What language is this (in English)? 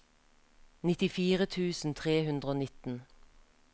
Norwegian